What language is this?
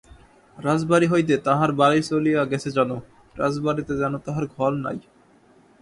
Bangla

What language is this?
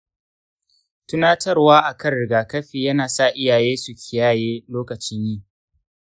Hausa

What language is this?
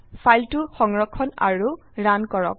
Assamese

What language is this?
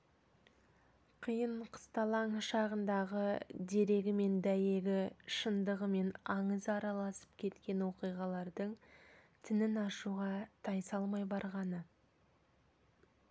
Kazakh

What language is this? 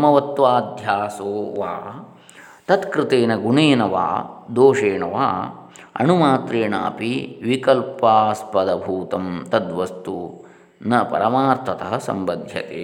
Kannada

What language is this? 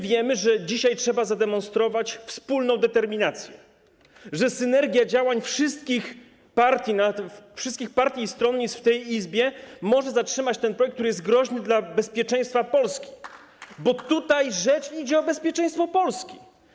Polish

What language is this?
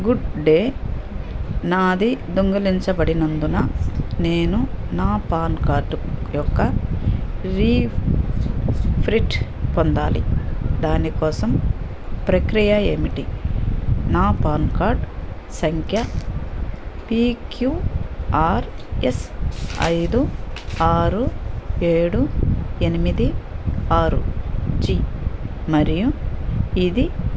Telugu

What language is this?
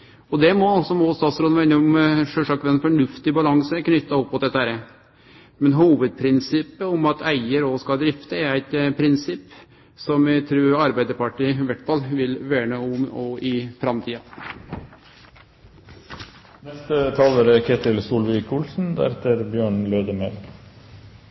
Norwegian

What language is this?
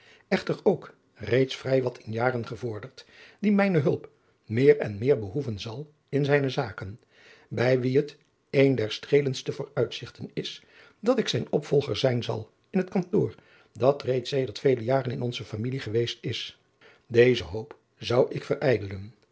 Dutch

